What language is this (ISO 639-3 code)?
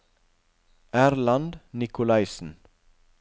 nor